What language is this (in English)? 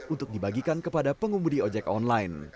Indonesian